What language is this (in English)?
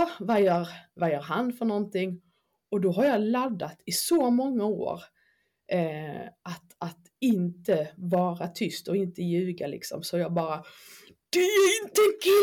Swedish